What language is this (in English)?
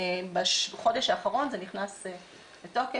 Hebrew